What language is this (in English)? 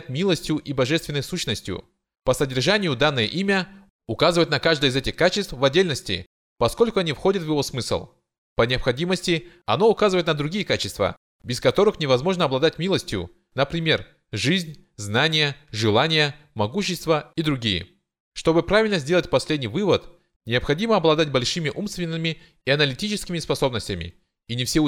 Russian